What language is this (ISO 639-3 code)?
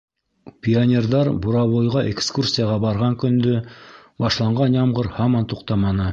bak